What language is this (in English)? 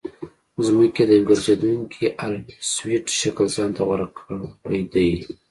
Pashto